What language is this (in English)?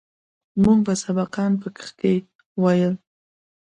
Pashto